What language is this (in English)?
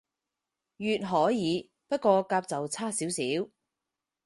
Cantonese